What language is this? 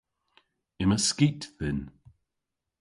Cornish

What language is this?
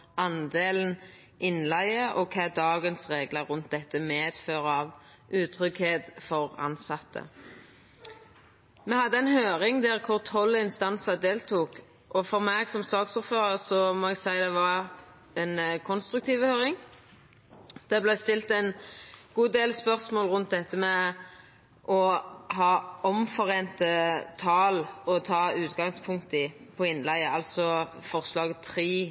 Norwegian Nynorsk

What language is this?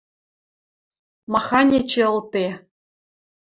Western Mari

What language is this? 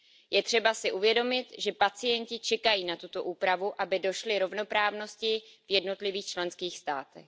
Czech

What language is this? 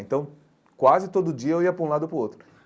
Portuguese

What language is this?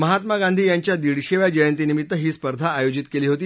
Marathi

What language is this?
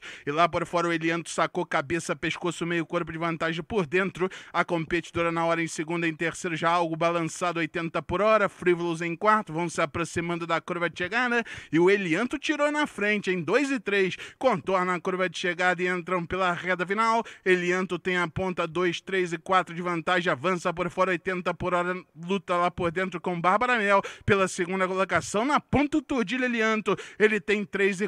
Portuguese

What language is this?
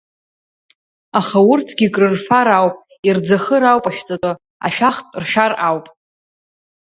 Abkhazian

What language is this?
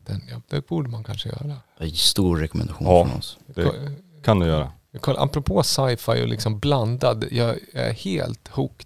Swedish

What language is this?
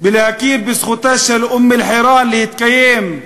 Hebrew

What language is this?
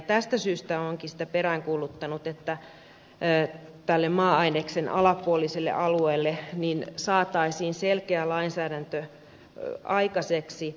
Finnish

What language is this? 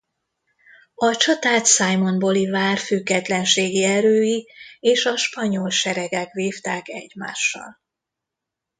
Hungarian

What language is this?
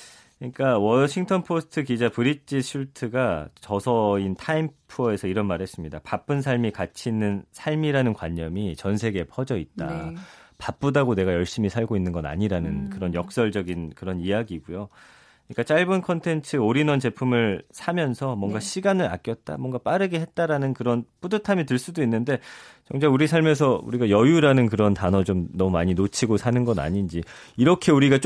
Korean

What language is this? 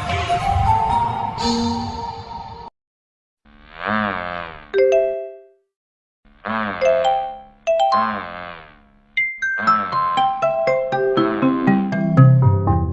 English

